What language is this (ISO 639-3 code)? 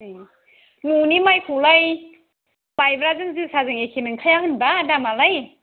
brx